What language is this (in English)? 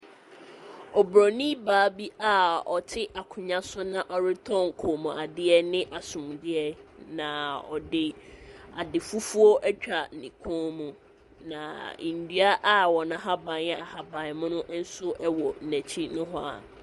Akan